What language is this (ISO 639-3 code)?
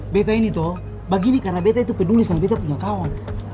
ind